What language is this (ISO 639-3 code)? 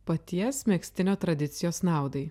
lit